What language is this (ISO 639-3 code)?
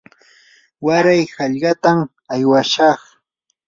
qur